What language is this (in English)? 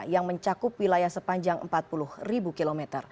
Indonesian